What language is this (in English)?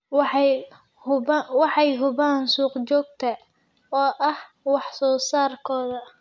Somali